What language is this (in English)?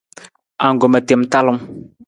Nawdm